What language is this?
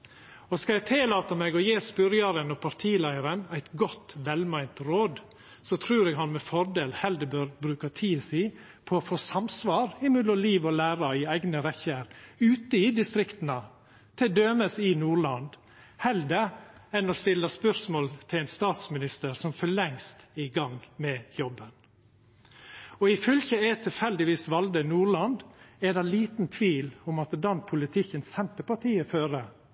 Norwegian Nynorsk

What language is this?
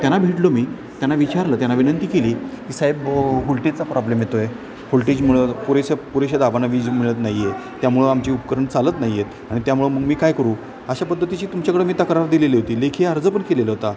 Marathi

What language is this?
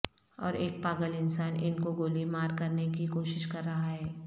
Urdu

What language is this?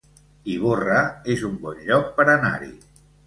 Catalan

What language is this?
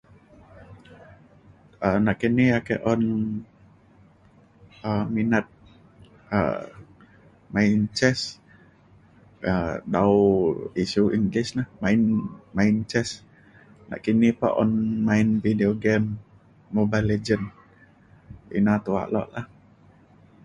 Mainstream Kenyah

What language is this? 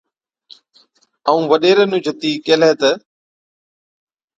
Od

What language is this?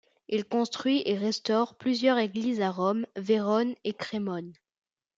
French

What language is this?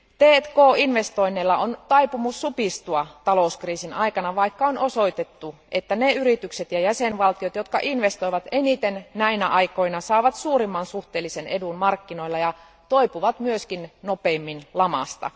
Finnish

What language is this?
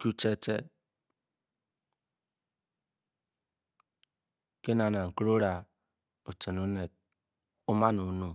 Bokyi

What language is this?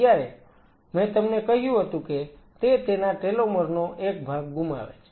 Gujarati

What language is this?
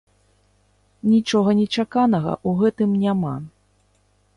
Belarusian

